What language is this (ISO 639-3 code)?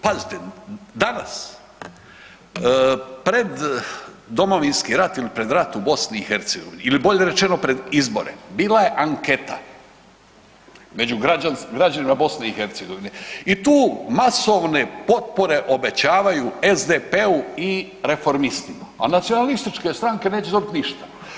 hrv